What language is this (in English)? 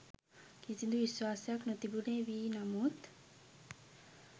Sinhala